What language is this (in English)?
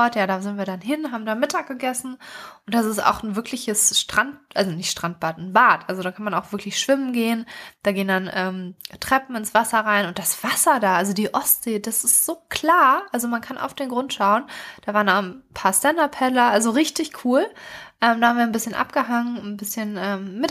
German